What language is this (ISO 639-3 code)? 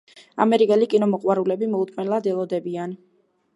kat